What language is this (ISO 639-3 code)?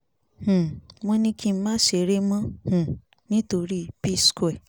yor